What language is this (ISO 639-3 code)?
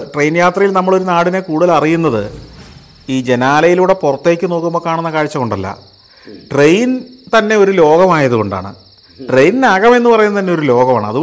mal